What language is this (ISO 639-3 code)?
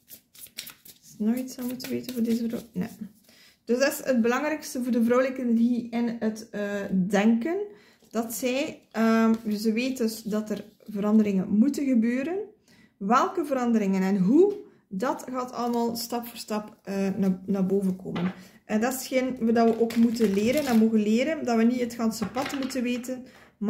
nld